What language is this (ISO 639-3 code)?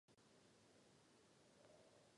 ces